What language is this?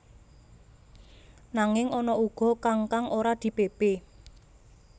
Javanese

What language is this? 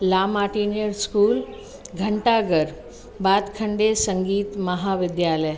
Sindhi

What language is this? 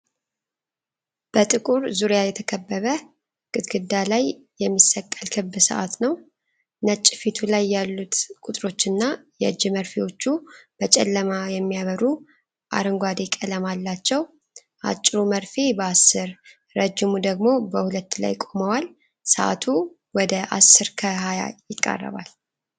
Amharic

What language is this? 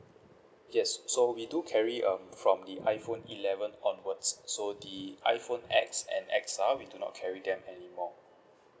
English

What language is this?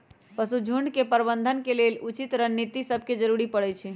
Magahi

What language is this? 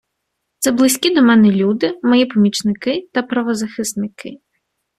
Ukrainian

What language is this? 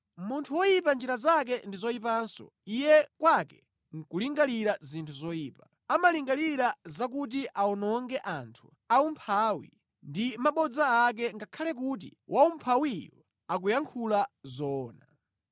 Nyanja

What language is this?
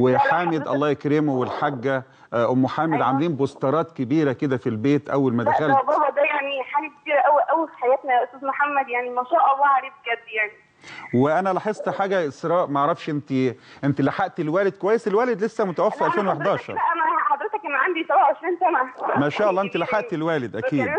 Arabic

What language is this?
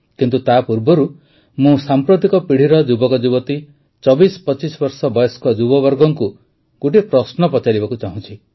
Odia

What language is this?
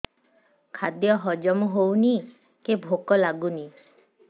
Odia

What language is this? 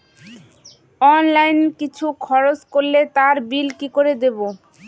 Bangla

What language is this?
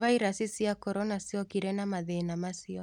Kikuyu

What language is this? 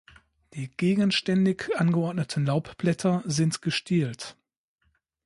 German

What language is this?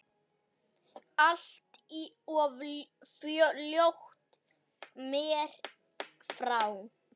Icelandic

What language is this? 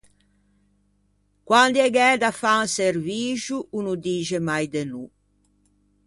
Ligurian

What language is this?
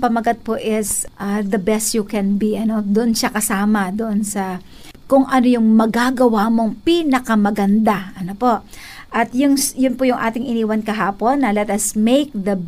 Filipino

